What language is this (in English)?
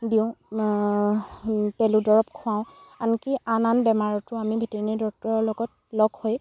Assamese